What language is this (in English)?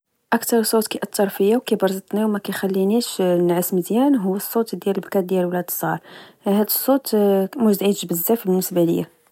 Moroccan Arabic